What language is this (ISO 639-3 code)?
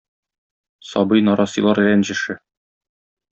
tat